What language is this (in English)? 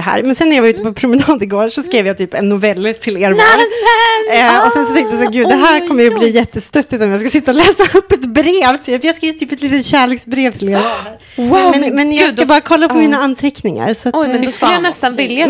Swedish